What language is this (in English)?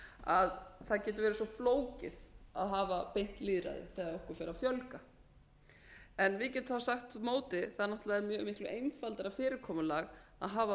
Icelandic